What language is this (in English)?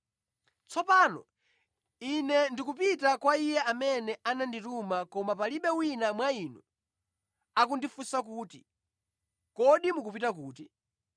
Nyanja